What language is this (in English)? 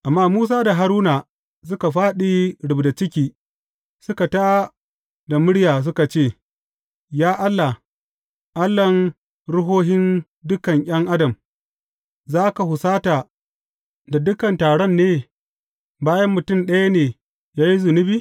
Hausa